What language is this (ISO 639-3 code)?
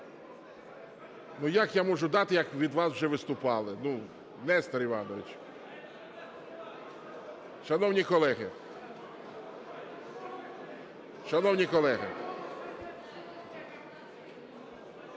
ukr